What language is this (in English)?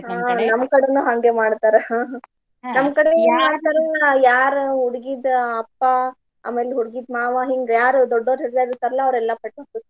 Kannada